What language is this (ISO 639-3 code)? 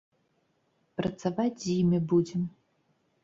bel